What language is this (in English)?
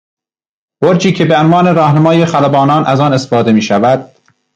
Persian